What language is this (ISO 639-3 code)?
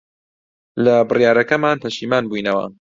ckb